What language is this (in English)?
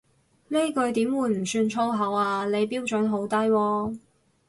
Cantonese